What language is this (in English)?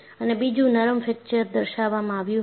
Gujarati